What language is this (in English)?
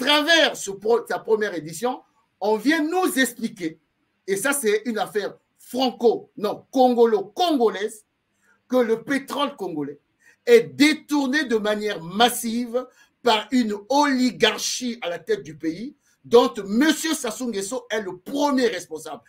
French